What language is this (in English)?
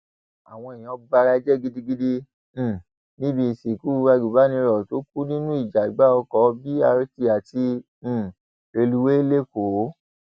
Yoruba